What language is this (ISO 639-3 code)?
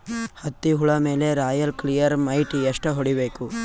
kan